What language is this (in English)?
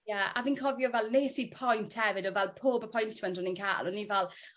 Welsh